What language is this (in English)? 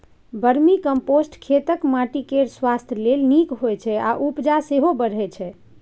Maithili